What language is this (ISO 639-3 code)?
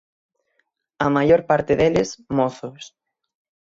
glg